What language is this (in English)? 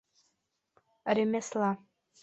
Bashkir